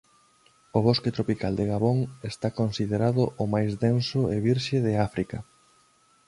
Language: Galician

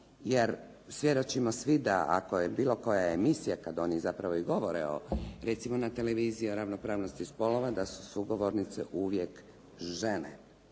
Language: Croatian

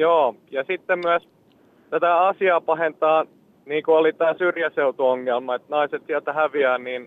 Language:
Finnish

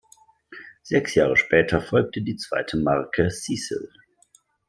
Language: German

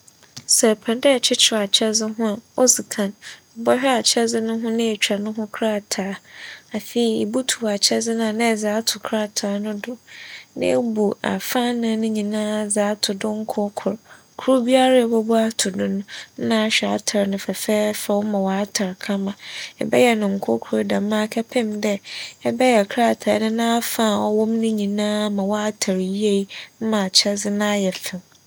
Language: Akan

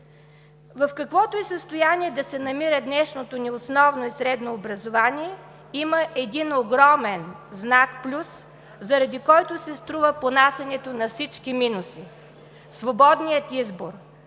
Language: Bulgarian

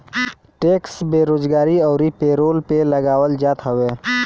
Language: Bhojpuri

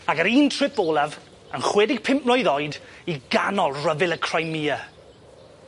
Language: Welsh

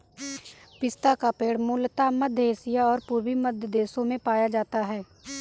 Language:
Hindi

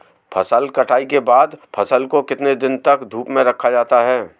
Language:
Hindi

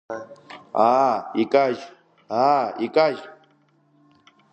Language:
Abkhazian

